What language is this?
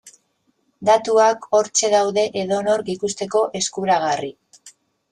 Basque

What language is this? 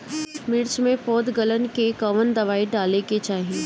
Bhojpuri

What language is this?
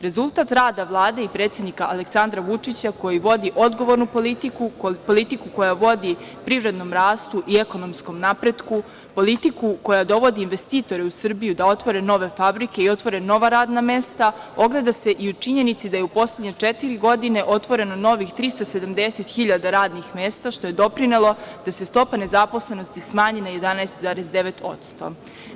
Serbian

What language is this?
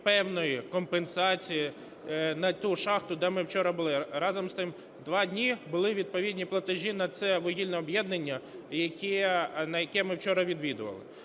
Ukrainian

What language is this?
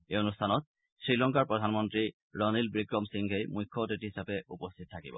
Assamese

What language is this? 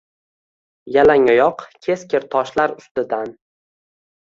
Uzbek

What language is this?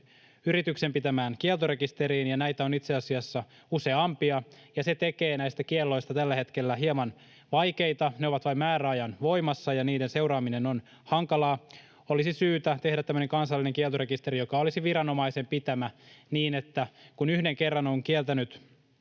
Finnish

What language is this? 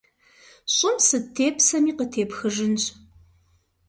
Kabardian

